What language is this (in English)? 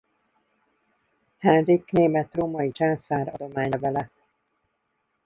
Hungarian